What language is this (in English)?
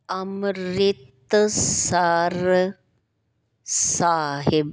Punjabi